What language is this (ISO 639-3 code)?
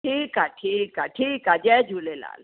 snd